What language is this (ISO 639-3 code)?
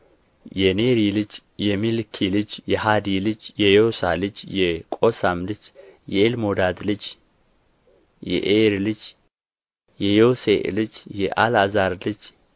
amh